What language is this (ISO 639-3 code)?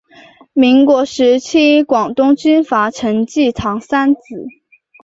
zho